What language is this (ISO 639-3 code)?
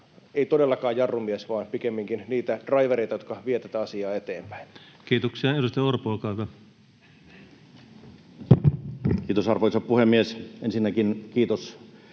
fin